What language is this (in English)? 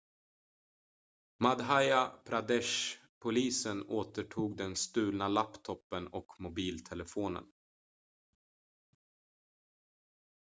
Swedish